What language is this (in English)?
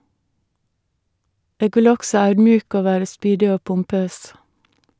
Norwegian